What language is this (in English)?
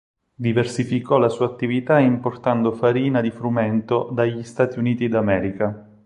Italian